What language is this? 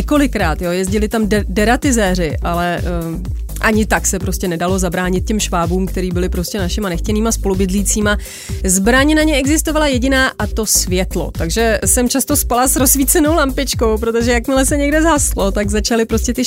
Czech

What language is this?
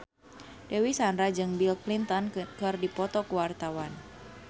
Sundanese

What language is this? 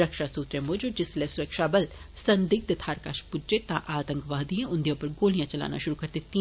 Dogri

